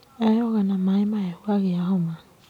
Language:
Kikuyu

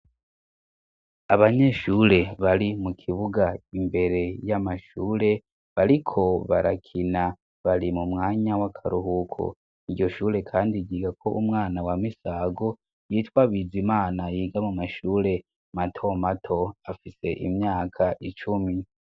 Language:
Rundi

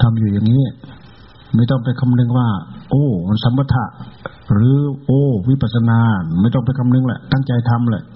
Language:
Thai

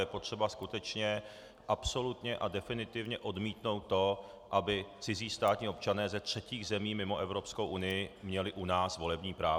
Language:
Czech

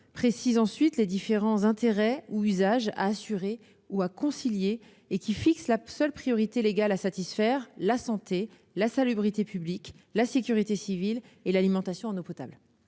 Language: French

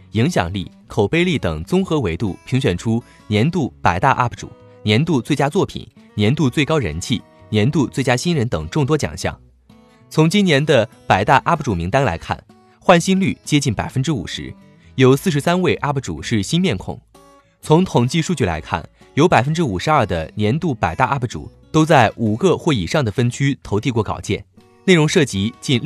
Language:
Chinese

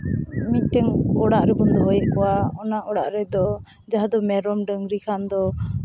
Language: Santali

